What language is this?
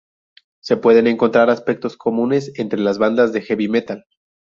Spanish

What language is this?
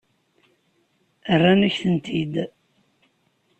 Kabyle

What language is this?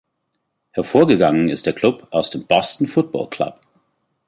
German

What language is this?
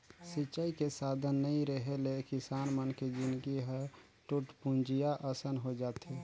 Chhattisgarhi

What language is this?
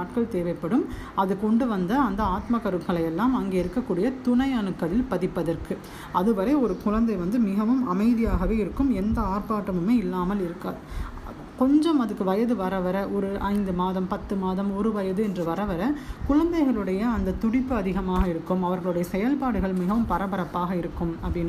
Tamil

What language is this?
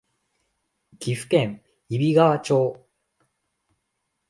Japanese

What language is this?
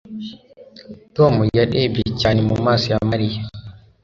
Kinyarwanda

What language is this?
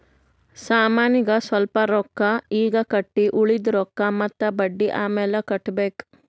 Kannada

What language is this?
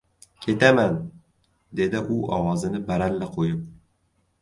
Uzbek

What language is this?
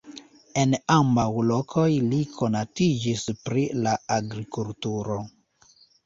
Esperanto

